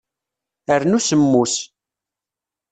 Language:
Kabyle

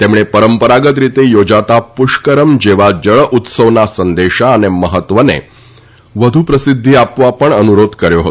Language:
Gujarati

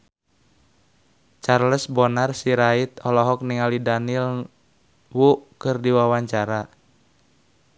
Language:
Sundanese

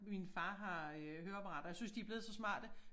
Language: Danish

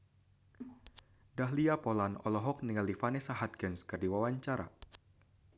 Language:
Sundanese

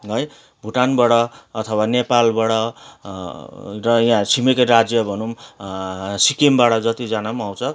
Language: Nepali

